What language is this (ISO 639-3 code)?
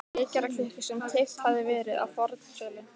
isl